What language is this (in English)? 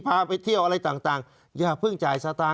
Thai